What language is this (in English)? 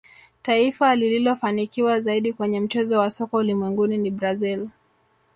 Swahili